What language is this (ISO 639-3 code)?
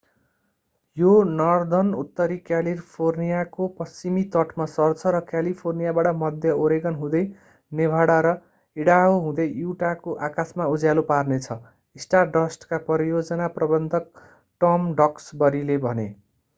nep